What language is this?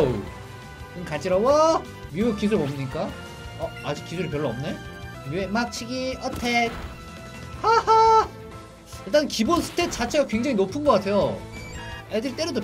Korean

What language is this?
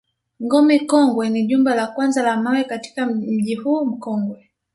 Swahili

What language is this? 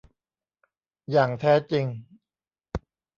Thai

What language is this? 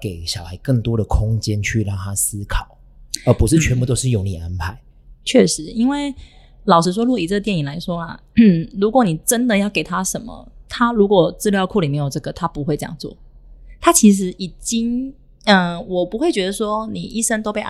Chinese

